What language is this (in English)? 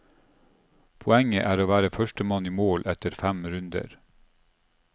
Norwegian